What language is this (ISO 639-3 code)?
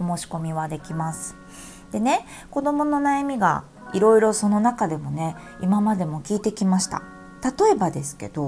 jpn